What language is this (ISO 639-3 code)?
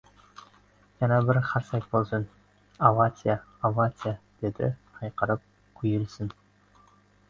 uzb